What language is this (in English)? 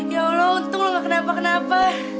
Indonesian